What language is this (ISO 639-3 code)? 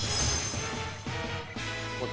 jpn